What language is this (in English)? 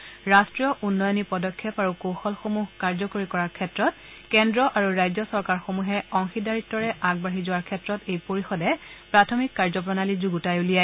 Assamese